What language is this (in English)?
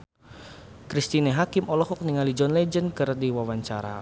Sundanese